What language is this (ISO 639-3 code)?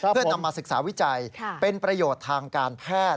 tha